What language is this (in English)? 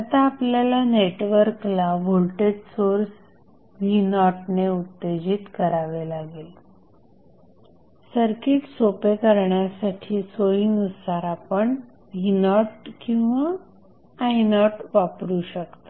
Marathi